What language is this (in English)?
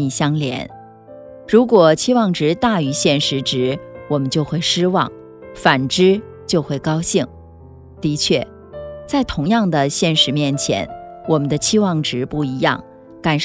Chinese